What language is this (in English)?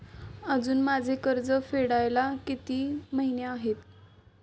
Marathi